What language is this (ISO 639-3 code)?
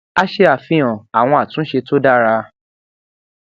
yor